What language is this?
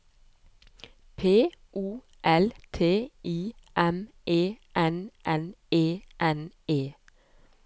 Norwegian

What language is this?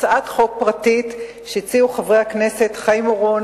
Hebrew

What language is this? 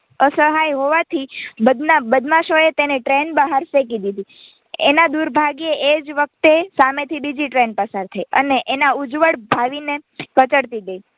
Gujarati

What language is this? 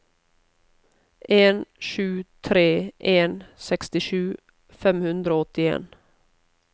Norwegian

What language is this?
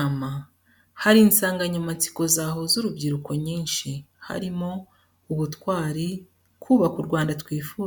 Kinyarwanda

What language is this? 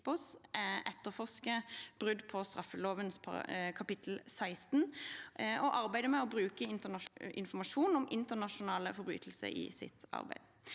Norwegian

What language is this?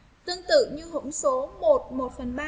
Vietnamese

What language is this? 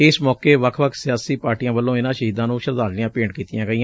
Punjabi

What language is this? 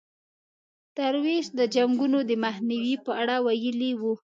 Pashto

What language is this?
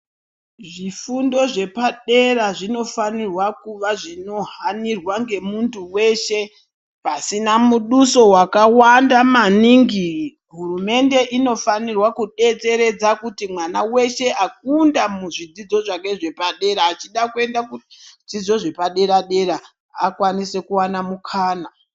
Ndau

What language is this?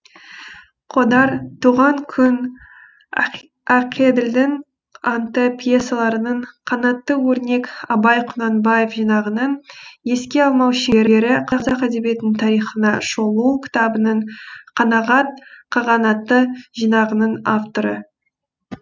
Kazakh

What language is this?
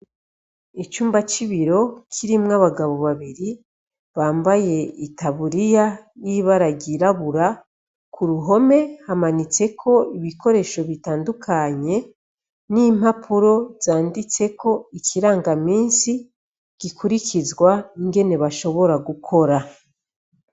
Rundi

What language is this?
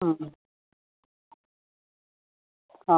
Gujarati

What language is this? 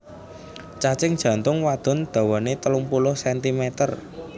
Javanese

